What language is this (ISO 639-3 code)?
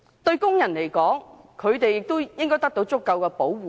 yue